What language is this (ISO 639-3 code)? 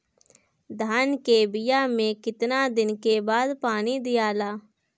bho